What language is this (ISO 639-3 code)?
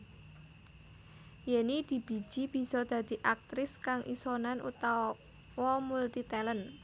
jav